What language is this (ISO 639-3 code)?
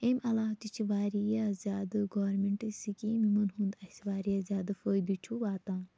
kas